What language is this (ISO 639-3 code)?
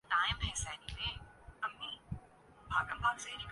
urd